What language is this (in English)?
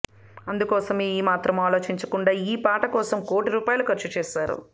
Telugu